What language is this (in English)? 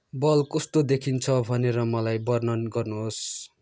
Nepali